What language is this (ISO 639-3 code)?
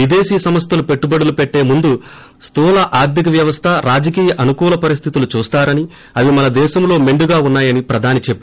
tel